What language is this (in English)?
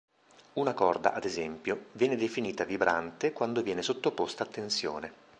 Italian